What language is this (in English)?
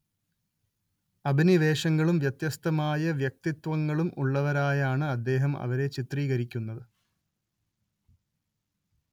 Malayalam